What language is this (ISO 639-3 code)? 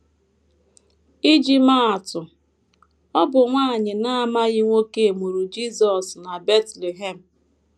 ibo